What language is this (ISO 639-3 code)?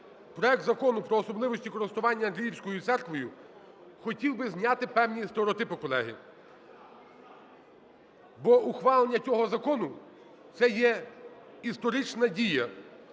ukr